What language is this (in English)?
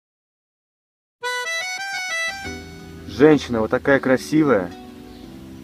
Russian